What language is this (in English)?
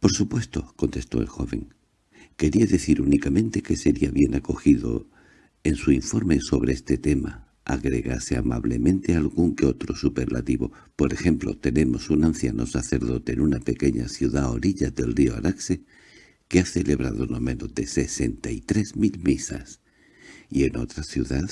Spanish